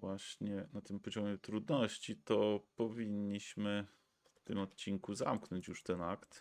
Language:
Polish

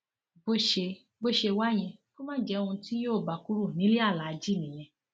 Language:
Yoruba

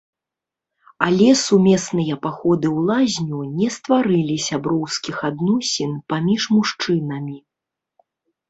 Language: Belarusian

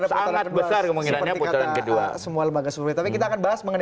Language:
Indonesian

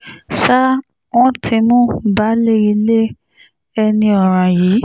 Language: Yoruba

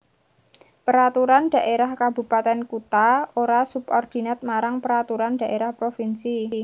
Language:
Javanese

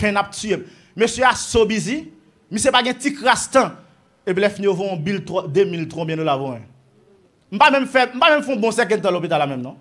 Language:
French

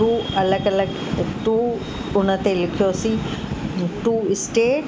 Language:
Sindhi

